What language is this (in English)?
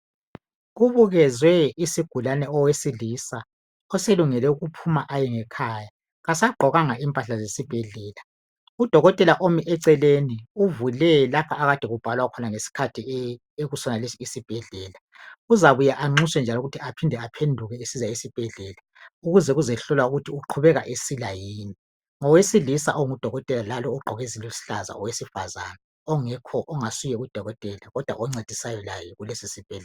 North Ndebele